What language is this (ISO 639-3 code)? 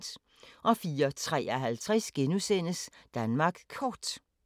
dan